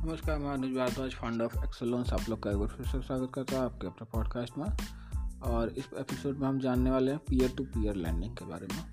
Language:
Hindi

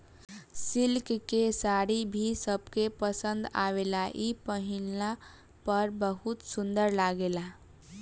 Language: Bhojpuri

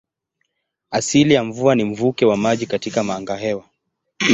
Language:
Swahili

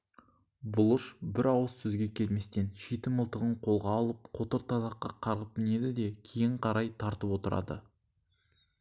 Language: Kazakh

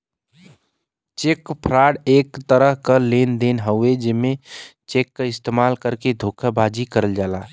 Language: Bhojpuri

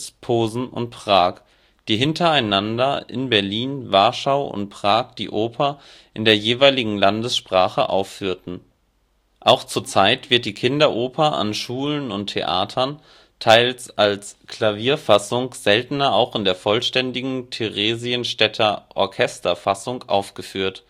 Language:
German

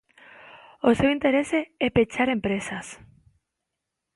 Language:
Galician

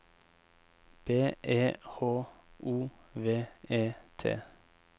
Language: Norwegian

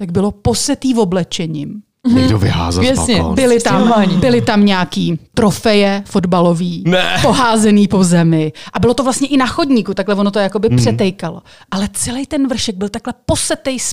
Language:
Czech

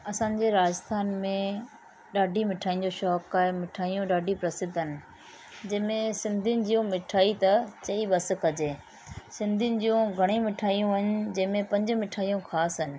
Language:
Sindhi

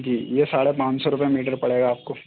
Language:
Urdu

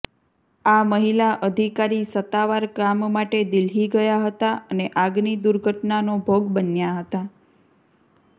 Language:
Gujarati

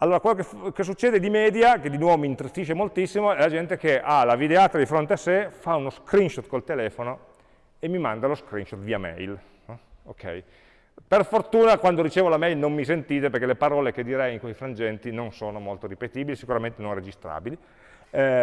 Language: Italian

